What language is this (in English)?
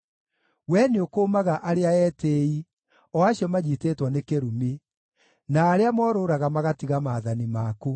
Kikuyu